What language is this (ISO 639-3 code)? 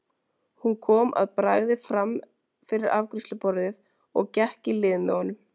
isl